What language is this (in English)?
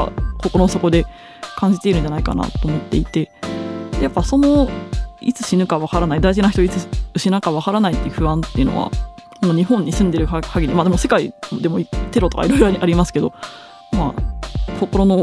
Japanese